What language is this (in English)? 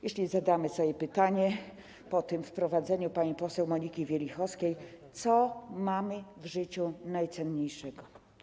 Polish